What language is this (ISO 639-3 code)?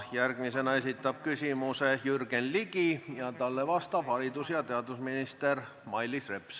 est